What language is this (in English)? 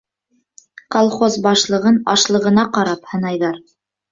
Bashkir